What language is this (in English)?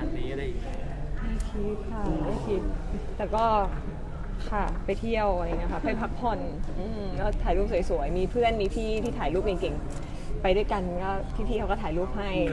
Thai